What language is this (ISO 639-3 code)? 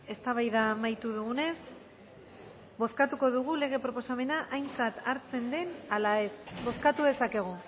eus